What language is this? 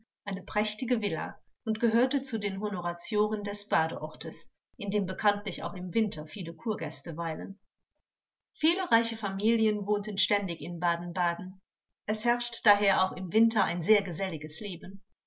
German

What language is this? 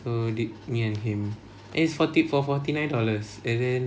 English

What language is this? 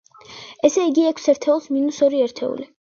Georgian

